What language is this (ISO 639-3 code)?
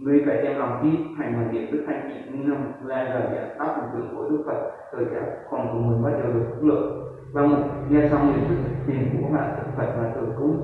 vie